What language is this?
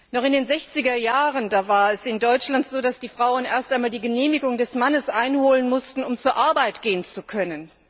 German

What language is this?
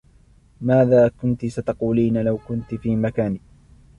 Arabic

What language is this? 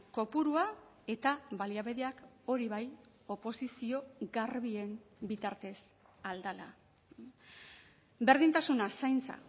Basque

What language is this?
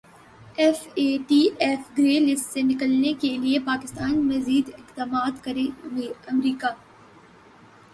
Urdu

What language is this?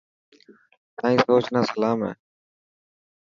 Dhatki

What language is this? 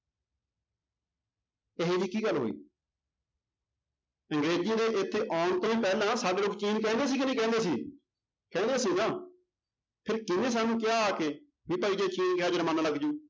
Punjabi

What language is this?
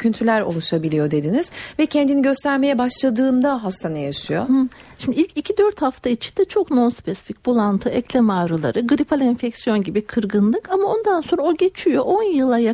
Turkish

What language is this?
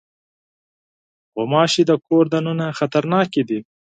Pashto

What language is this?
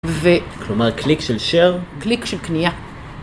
Hebrew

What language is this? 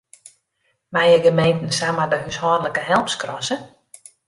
Western Frisian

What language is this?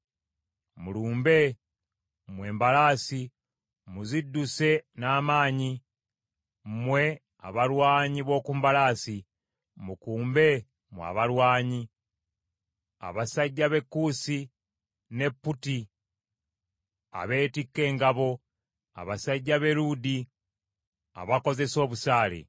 Ganda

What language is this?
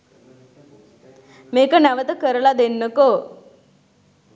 Sinhala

